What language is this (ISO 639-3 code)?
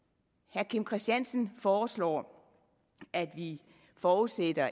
dan